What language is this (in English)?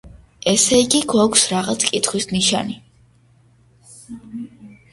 Georgian